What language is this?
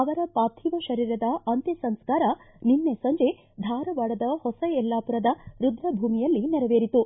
Kannada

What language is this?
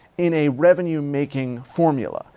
English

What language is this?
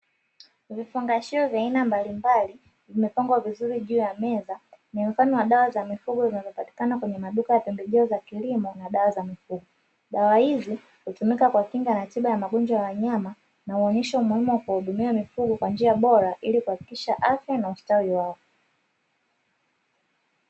Swahili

